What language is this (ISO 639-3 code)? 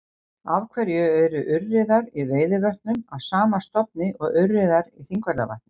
isl